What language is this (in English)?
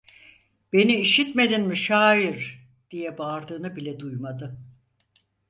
Turkish